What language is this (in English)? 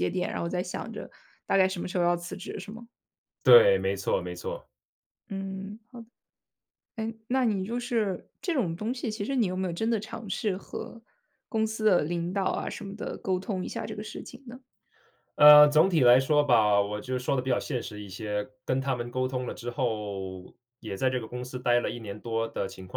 Chinese